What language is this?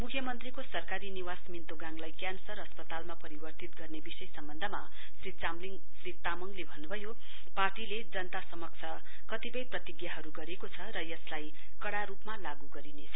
Nepali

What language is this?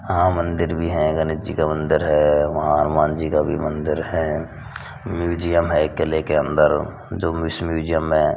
Hindi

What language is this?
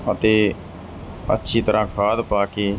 Punjabi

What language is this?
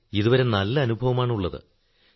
Malayalam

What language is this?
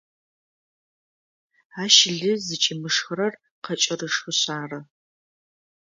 Adyghe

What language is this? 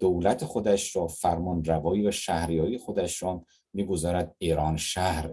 Persian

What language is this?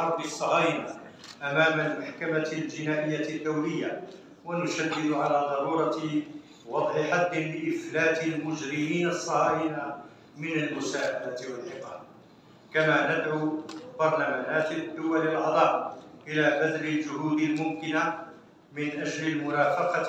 Arabic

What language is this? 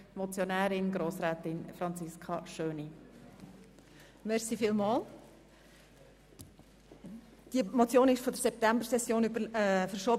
Swiss German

